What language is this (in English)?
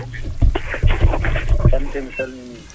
Fula